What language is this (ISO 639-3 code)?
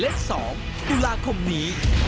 tha